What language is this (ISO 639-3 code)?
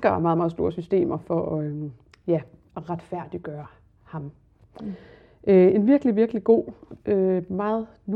dan